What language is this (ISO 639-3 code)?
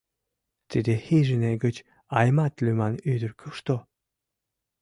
chm